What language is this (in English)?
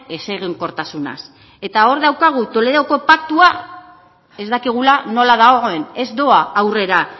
Basque